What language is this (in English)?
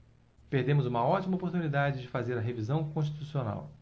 Portuguese